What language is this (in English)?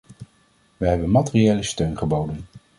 Dutch